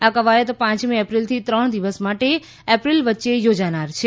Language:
Gujarati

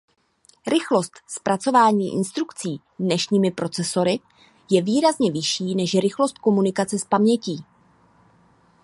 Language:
Czech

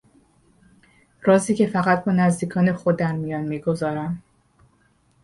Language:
Persian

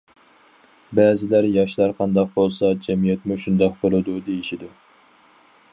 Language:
Uyghur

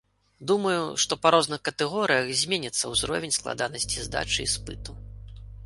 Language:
Belarusian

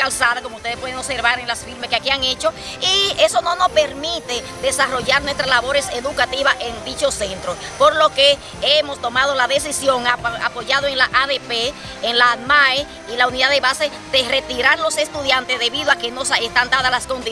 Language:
Spanish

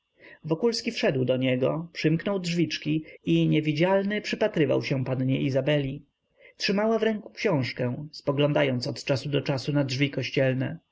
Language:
Polish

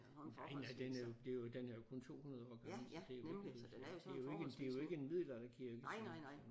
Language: Danish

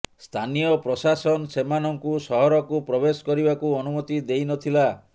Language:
Odia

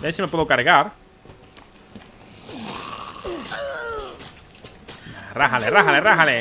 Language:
Spanish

